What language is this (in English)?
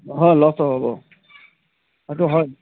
Assamese